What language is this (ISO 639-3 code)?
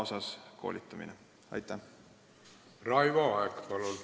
est